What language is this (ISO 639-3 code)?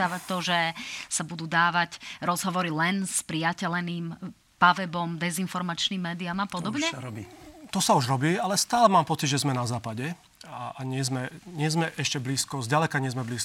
slk